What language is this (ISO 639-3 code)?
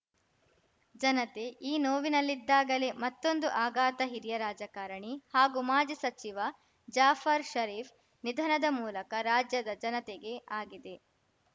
kan